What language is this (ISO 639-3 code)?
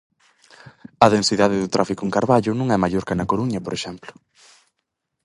glg